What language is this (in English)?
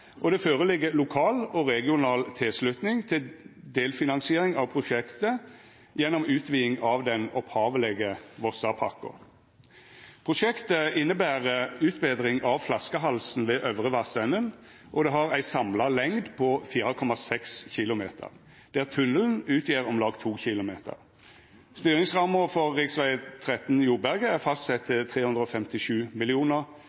Norwegian Nynorsk